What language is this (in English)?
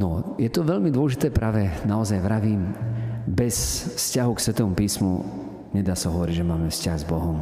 Slovak